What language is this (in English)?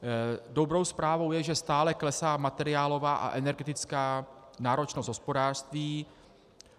Czech